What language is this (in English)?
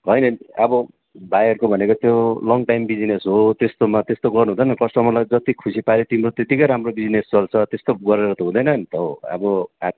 Nepali